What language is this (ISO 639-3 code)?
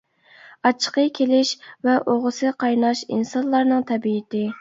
uig